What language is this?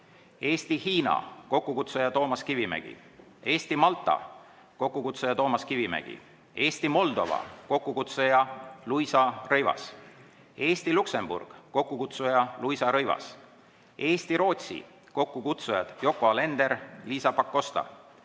Estonian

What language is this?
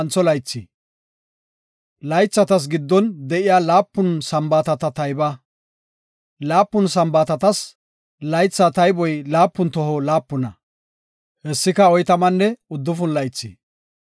Gofa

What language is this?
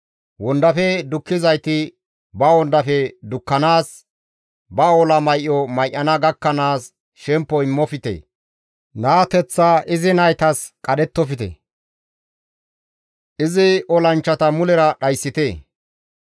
Gamo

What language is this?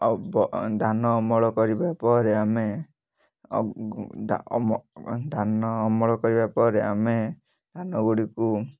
Odia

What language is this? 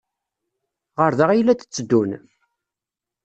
Kabyle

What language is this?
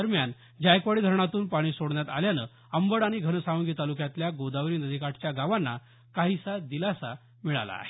Marathi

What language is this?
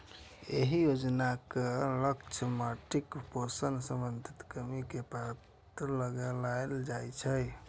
Maithili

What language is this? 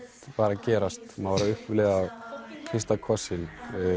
Icelandic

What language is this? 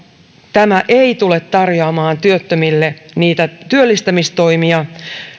Finnish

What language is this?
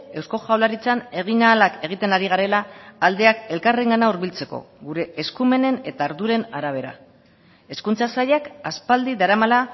Basque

